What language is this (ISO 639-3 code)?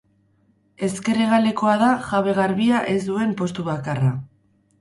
eus